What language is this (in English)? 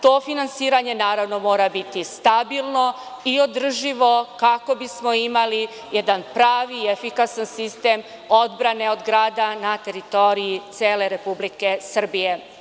Serbian